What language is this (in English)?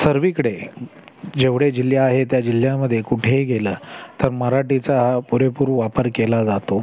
Marathi